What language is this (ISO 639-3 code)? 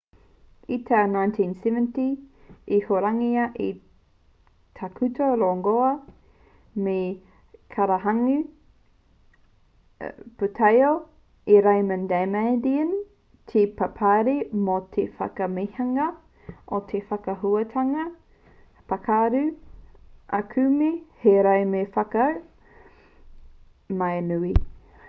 mri